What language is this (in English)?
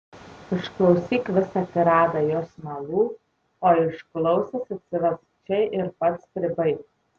Lithuanian